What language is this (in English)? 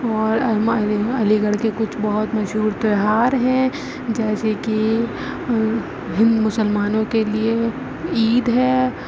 Urdu